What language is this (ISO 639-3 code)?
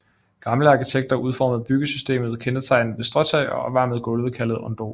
dan